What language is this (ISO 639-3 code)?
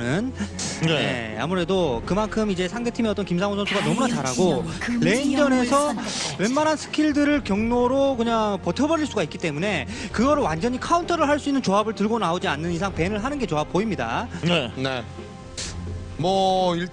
kor